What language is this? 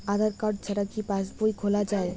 Bangla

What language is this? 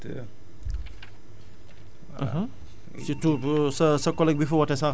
Wolof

